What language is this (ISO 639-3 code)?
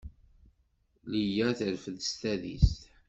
kab